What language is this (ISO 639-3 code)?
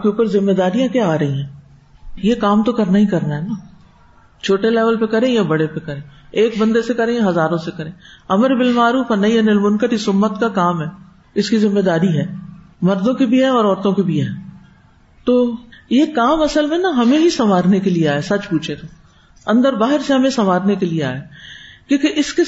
urd